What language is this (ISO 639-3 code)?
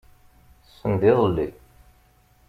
kab